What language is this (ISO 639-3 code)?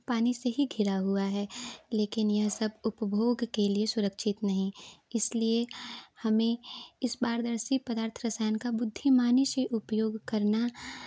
hin